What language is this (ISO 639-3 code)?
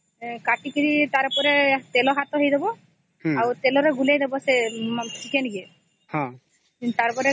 ori